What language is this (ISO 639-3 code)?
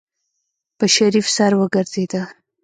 pus